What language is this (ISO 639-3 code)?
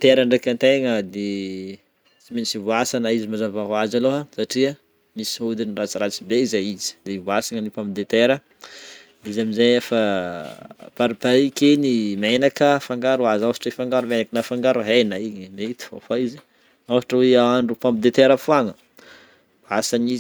bmm